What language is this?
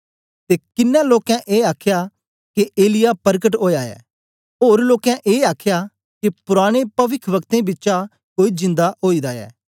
Dogri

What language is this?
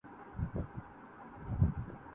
Urdu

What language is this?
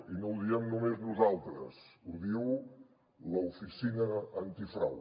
Catalan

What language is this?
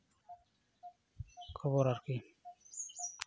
Santali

